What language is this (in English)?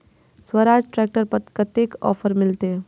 Maithili